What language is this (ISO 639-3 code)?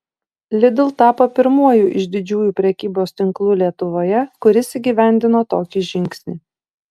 lit